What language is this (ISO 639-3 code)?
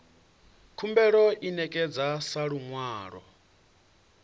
ven